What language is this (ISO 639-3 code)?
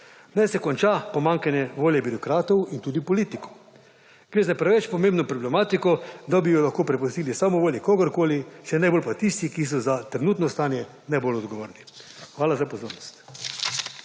slv